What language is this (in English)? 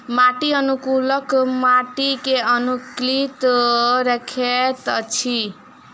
Maithili